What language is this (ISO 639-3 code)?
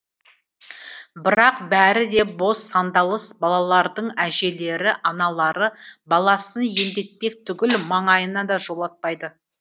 kaz